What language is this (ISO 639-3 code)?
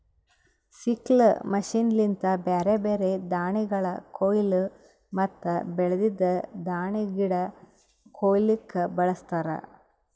kan